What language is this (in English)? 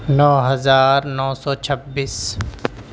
Urdu